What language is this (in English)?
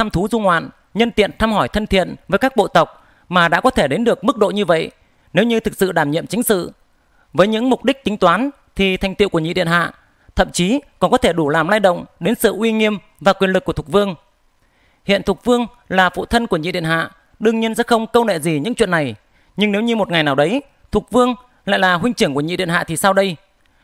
Vietnamese